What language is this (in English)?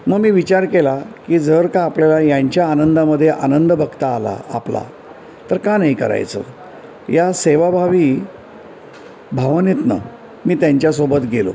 Marathi